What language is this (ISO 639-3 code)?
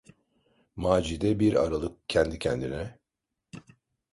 tur